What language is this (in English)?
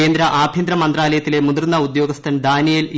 Malayalam